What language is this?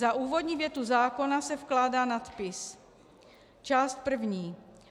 Czech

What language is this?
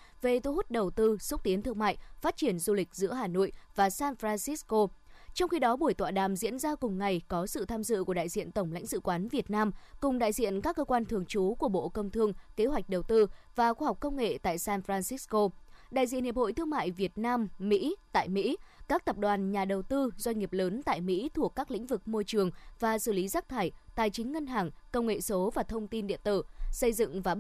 Vietnamese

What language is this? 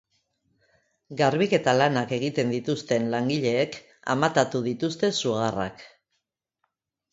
Basque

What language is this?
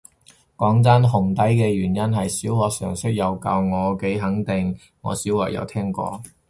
Cantonese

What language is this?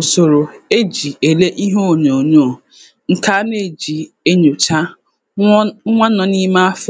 Igbo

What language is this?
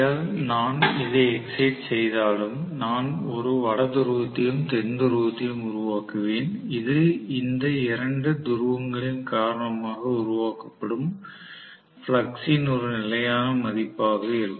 Tamil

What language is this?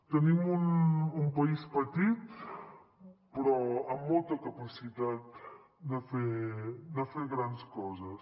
Catalan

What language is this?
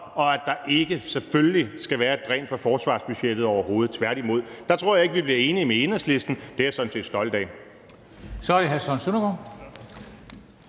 Danish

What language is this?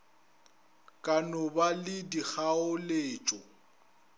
Northern Sotho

